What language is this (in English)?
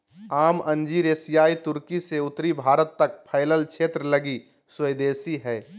Magahi